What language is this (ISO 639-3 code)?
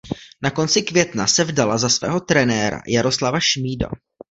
ces